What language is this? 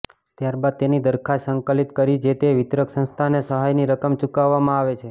Gujarati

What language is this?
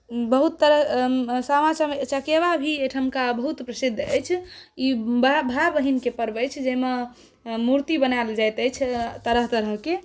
Maithili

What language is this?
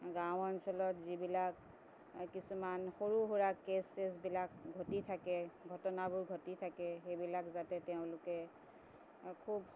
Assamese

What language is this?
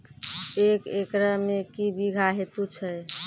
Maithili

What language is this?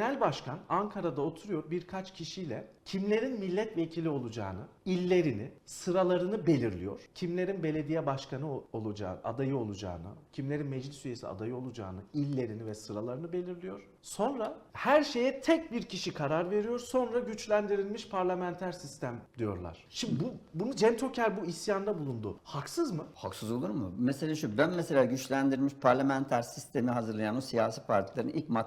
Turkish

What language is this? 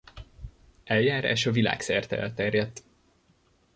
Hungarian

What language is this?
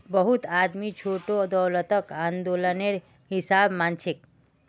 Magahi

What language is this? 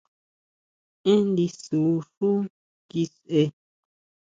Huautla Mazatec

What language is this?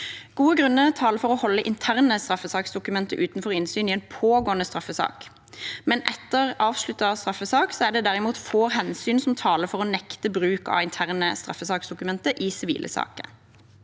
Norwegian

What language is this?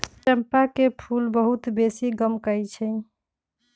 Magahi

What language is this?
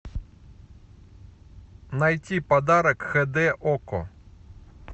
Russian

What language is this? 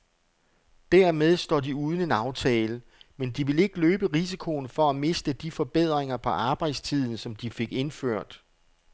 Danish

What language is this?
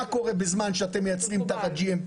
Hebrew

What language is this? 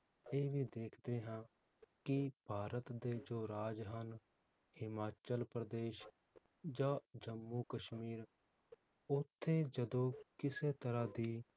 Punjabi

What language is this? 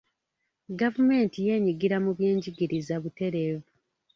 Ganda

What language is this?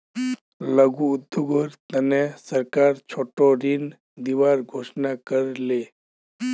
Magahi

